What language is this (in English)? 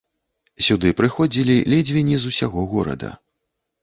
Belarusian